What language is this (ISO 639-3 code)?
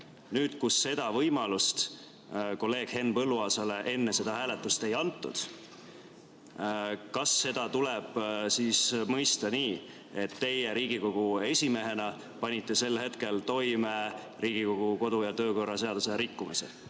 est